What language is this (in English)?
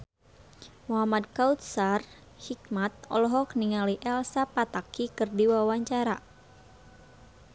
Sundanese